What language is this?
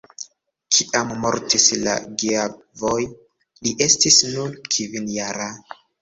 Esperanto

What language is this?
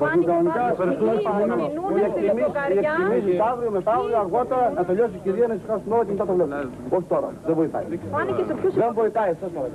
Greek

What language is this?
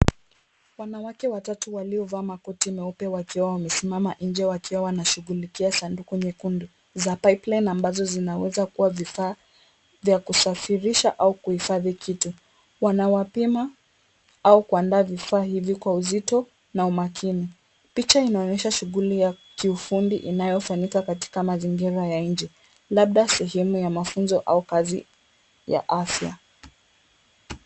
Swahili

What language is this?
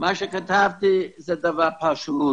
Hebrew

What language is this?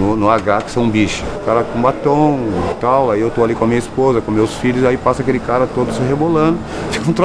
Portuguese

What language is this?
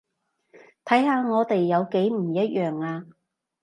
Cantonese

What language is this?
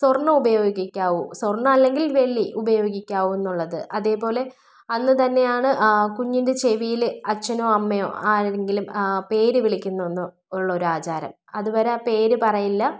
Malayalam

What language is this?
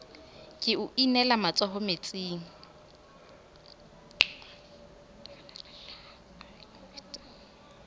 Southern Sotho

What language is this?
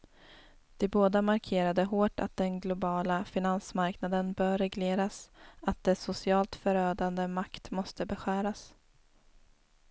Swedish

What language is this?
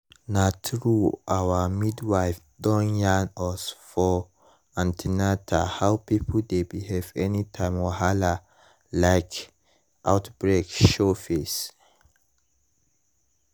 Nigerian Pidgin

